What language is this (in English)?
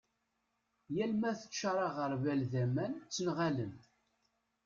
Kabyle